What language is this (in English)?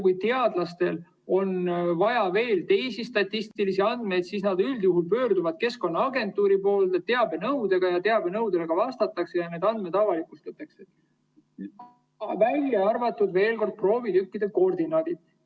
Estonian